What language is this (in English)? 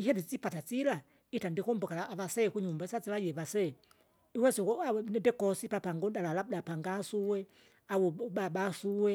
Kinga